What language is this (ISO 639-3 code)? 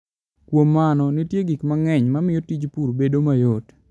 luo